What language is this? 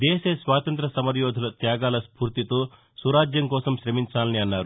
Telugu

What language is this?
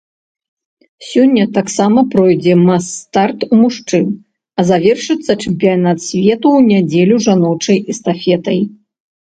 Belarusian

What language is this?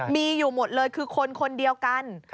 Thai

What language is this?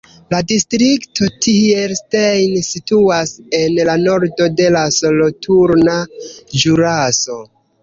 Esperanto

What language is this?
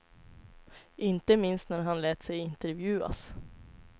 Swedish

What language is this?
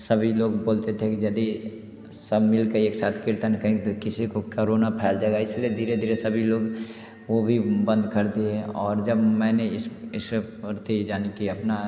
Hindi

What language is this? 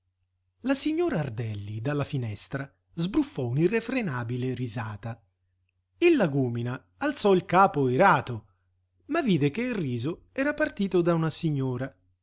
Italian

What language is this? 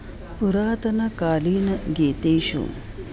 Sanskrit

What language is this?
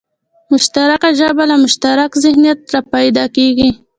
Pashto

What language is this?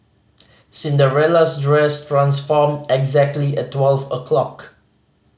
English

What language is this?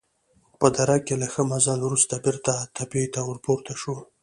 Pashto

